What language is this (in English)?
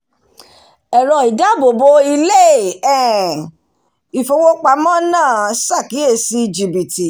Yoruba